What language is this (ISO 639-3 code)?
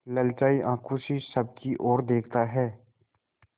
hin